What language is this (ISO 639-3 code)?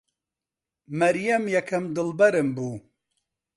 ckb